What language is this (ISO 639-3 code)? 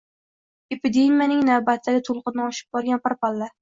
uzb